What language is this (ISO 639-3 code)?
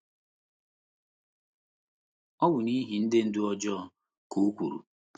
ibo